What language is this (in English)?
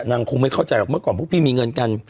Thai